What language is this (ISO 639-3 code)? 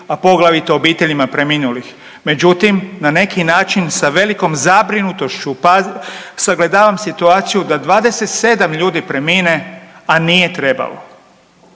hrv